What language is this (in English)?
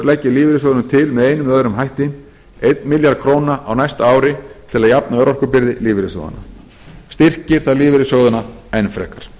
Icelandic